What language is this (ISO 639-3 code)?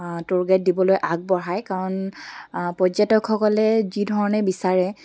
asm